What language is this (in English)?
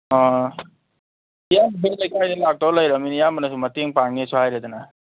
Manipuri